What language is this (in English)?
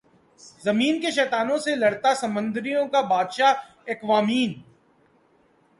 Urdu